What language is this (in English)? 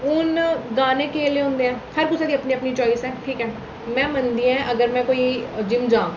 Dogri